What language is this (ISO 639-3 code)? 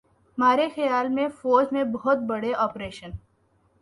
urd